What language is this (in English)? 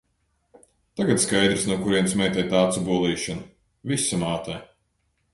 Latvian